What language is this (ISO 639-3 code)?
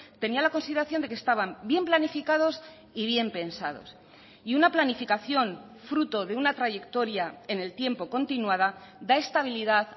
spa